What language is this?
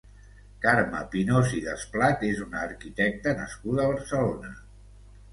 Catalan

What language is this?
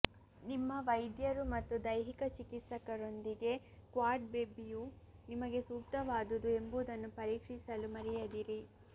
Kannada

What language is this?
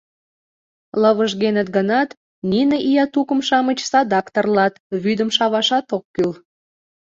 Mari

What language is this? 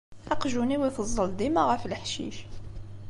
Kabyle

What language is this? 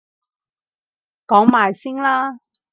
Cantonese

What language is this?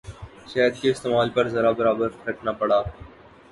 Urdu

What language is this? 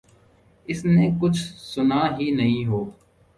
Urdu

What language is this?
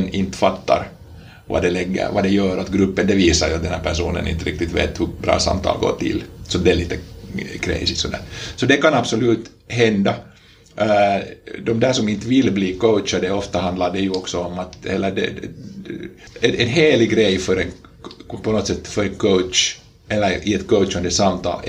Swedish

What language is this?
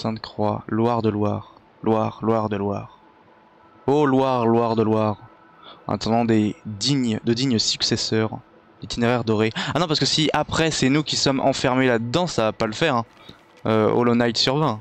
French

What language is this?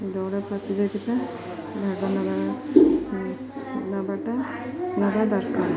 Odia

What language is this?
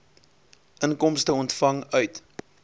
Afrikaans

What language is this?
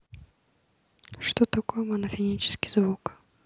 Russian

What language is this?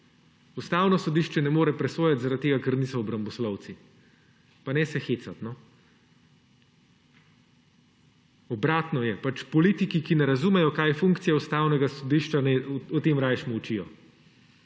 Slovenian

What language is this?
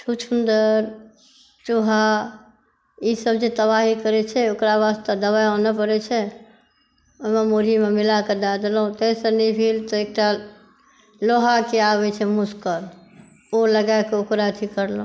Maithili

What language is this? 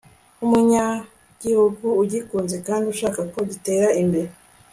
Kinyarwanda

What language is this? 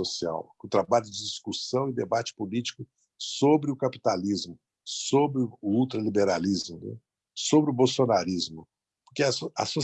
Portuguese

